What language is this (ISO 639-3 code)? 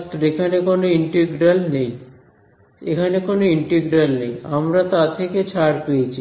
ben